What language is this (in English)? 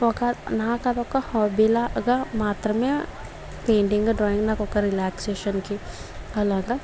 Telugu